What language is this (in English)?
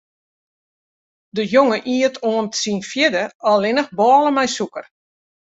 Western Frisian